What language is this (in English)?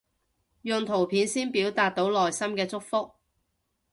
Cantonese